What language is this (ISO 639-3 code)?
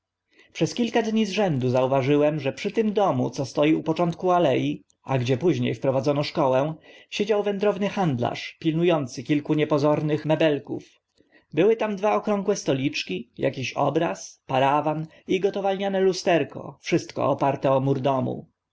pol